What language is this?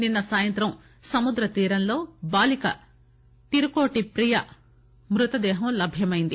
Telugu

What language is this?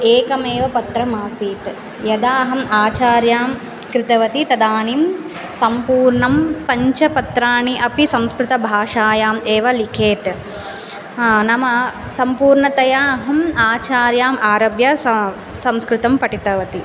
Sanskrit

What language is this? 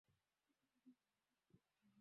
Swahili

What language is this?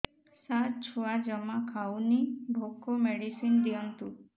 Odia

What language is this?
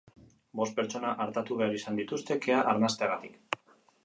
Basque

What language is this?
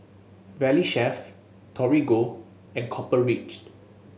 English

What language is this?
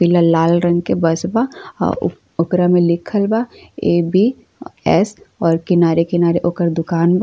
Bhojpuri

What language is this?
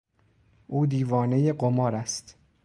Persian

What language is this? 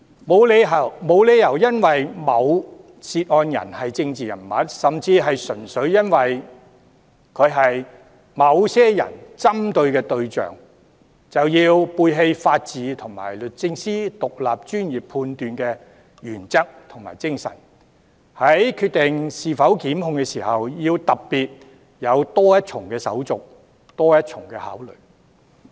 Cantonese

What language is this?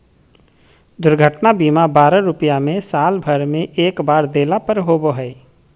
Magahi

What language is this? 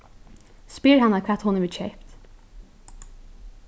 Faroese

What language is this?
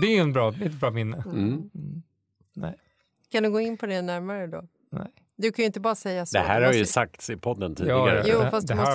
Swedish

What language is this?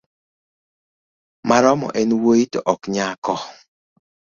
Luo (Kenya and Tanzania)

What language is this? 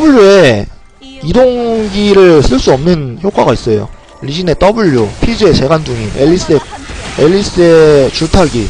Korean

